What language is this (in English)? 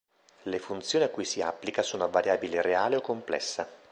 Italian